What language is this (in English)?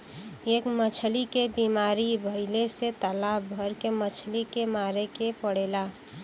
Bhojpuri